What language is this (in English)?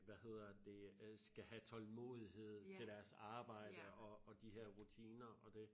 Danish